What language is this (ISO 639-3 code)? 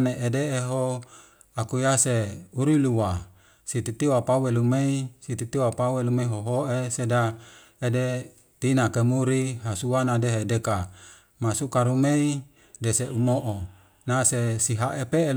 weo